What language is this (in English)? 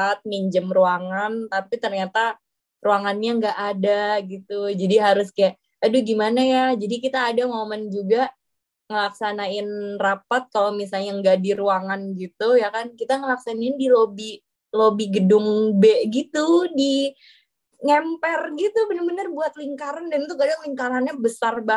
Indonesian